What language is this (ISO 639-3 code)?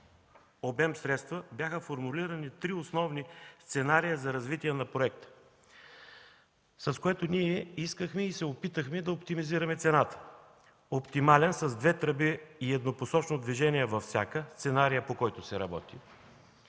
bul